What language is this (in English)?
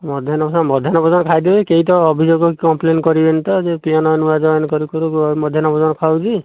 Odia